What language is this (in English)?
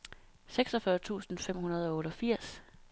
Danish